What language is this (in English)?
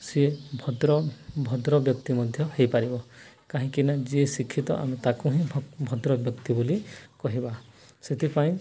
Odia